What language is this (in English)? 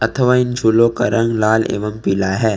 Hindi